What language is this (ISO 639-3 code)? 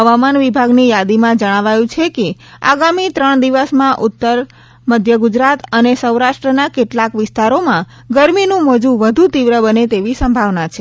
guj